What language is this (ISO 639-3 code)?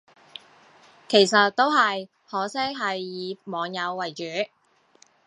yue